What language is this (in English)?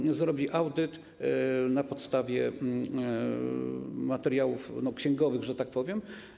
Polish